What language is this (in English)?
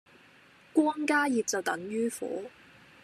Cantonese